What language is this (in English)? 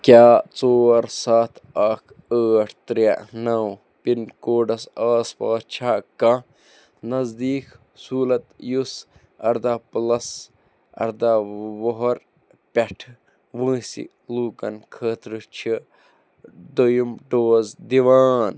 Kashmiri